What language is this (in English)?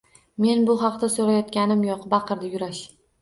Uzbek